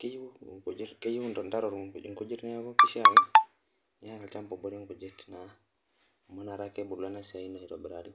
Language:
Masai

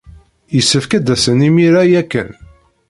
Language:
Kabyle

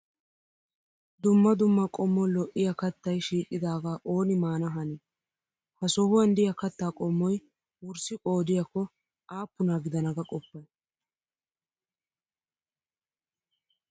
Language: Wolaytta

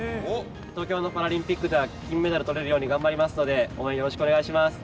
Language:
Japanese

